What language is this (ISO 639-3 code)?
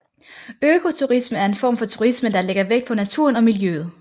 dan